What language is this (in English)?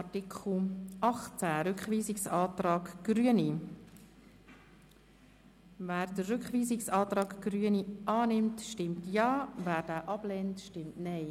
Swiss German